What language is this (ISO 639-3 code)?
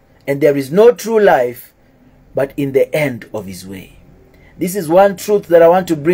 eng